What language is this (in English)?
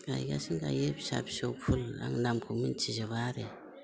Bodo